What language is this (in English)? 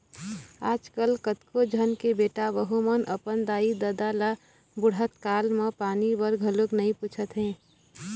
Chhattisgarhi